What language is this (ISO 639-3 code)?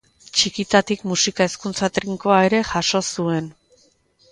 eus